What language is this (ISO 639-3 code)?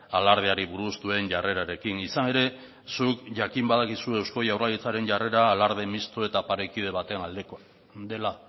eus